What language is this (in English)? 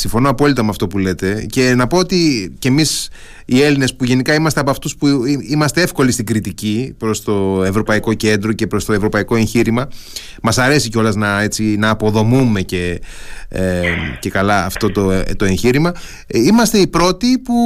Greek